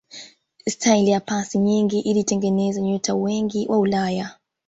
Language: Swahili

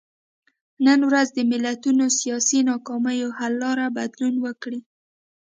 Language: Pashto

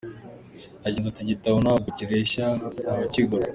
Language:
Kinyarwanda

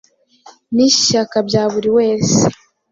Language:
Kinyarwanda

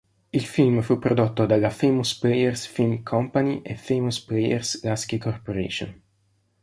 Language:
Italian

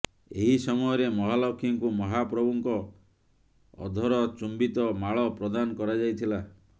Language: Odia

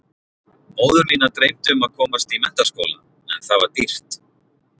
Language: Icelandic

